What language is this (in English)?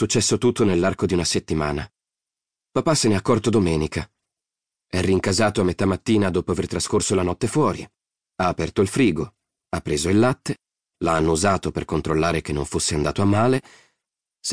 Italian